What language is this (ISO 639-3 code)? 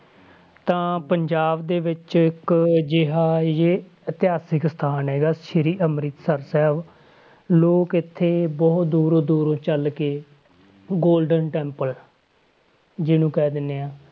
pan